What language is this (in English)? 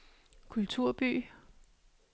Danish